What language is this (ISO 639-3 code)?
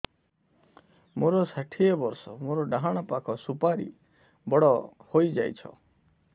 ori